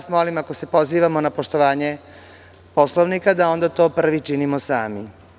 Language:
Serbian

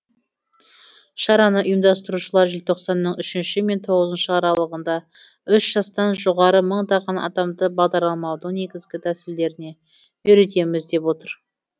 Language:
Kazakh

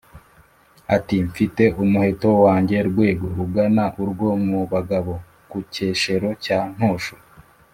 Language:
Kinyarwanda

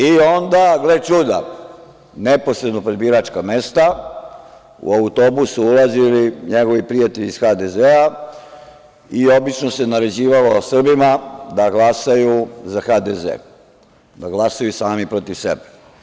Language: Serbian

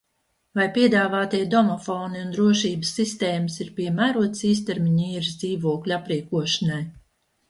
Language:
Latvian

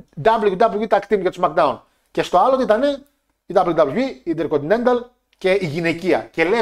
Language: Greek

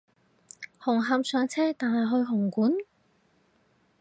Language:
Cantonese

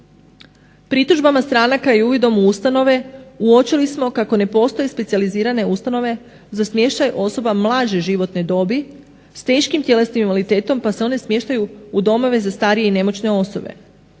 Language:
Croatian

